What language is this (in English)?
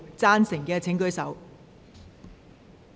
Cantonese